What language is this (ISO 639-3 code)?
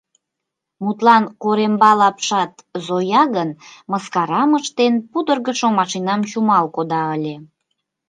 chm